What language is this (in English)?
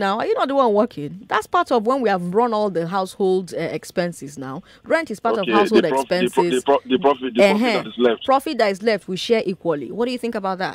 English